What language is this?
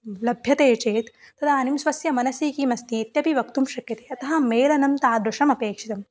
Sanskrit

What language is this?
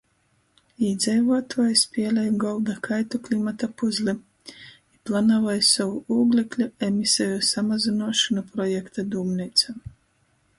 Latgalian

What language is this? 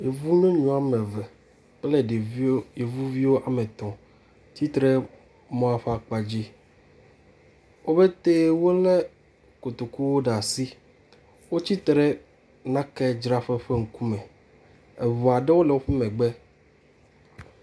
Ewe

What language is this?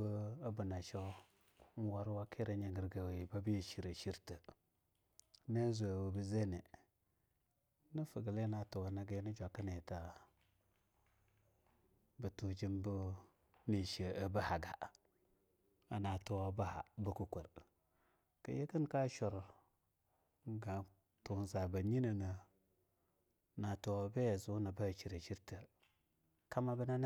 Longuda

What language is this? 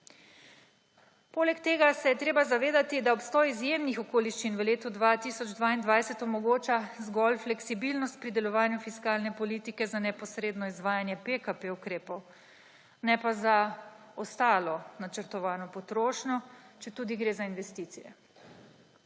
Slovenian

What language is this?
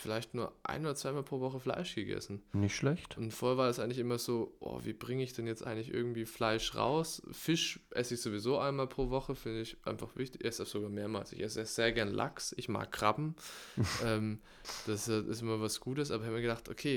German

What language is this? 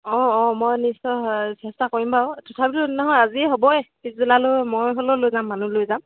Assamese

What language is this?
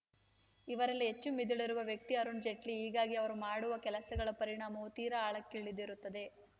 Kannada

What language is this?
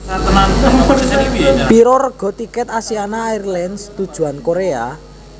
Javanese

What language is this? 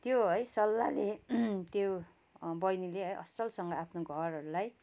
Nepali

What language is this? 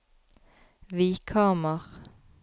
Norwegian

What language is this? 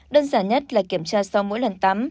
Vietnamese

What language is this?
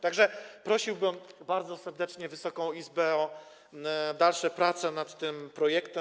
Polish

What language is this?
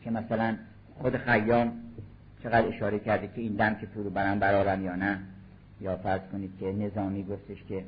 Persian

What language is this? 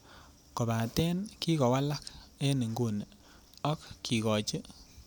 Kalenjin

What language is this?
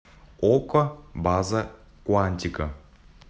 Russian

